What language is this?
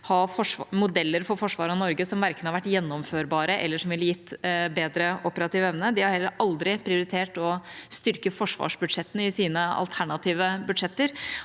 Norwegian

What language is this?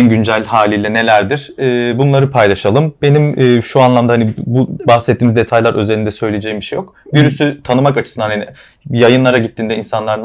Turkish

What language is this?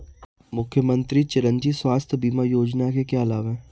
Hindi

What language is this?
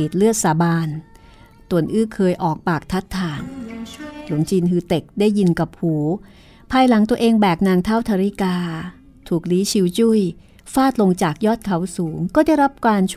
Thai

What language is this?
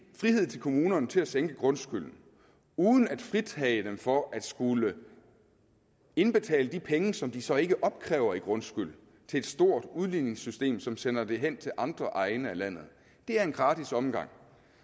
Danish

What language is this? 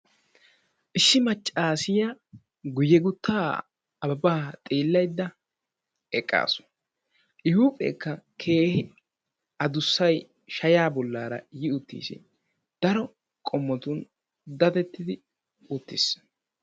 Wolaytta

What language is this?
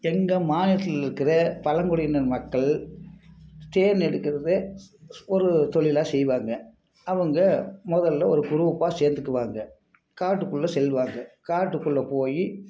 Tamil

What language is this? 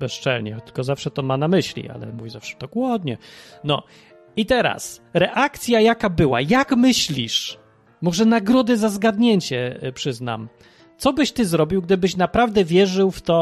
Polish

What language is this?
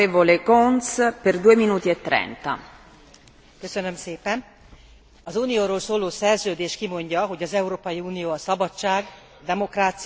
Hungarian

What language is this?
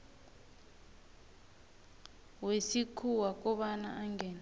South Ndebele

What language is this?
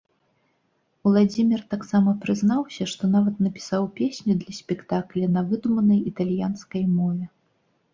Belarusian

